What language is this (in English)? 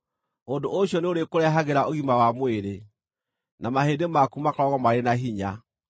Kikuyu